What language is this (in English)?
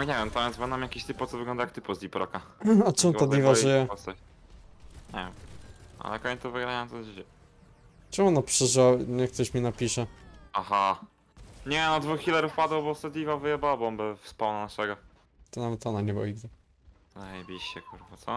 Polish